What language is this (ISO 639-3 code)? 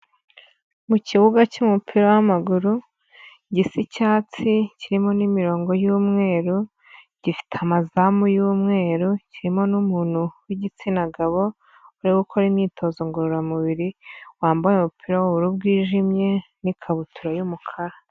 kin